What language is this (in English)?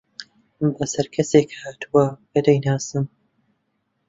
Central Kurdish